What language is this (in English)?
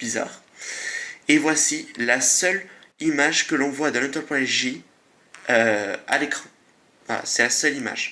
French